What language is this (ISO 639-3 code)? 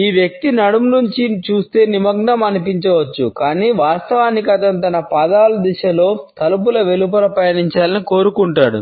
tel